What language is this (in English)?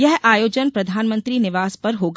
Hindi